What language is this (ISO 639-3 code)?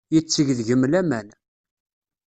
kab